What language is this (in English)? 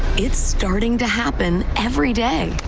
English